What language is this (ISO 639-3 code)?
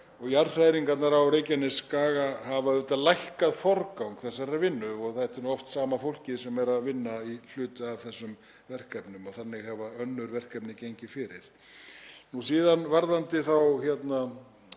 isl